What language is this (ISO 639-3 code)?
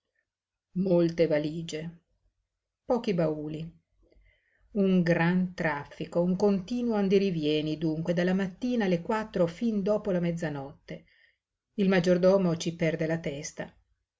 ita